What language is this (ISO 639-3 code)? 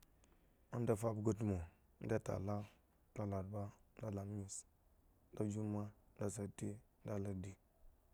ego